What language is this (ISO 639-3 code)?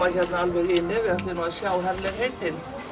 isl